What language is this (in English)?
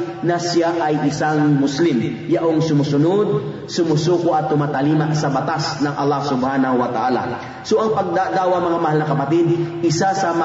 Filipino